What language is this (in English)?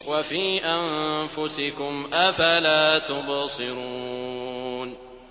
Arabic